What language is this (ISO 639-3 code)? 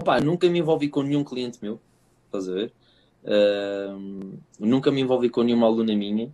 por